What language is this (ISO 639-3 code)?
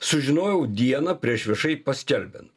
lit